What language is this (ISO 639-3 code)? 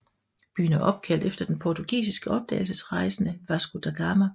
dan